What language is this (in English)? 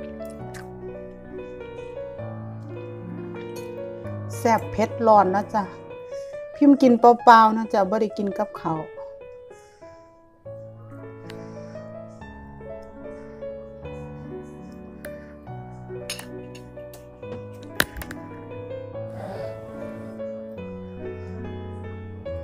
Thai